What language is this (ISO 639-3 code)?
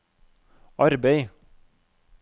nor